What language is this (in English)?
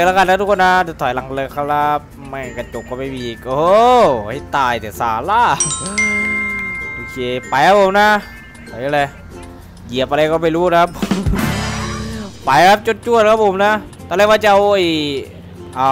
Thai